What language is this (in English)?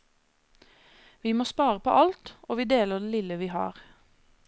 Norwegian